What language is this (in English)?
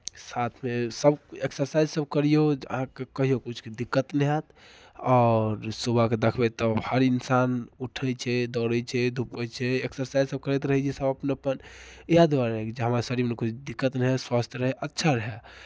Maithili